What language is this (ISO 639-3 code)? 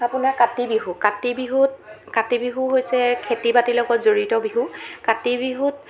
asm